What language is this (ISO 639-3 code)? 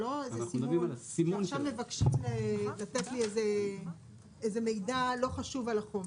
heb